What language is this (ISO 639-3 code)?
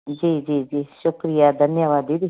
snd